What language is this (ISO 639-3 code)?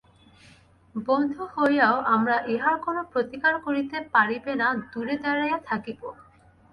ben